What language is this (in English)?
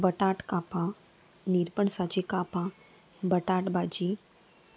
Konkani